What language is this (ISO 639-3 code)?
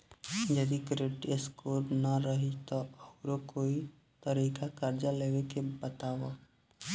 bho